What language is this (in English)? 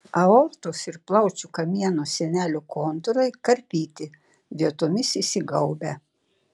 Lithuanian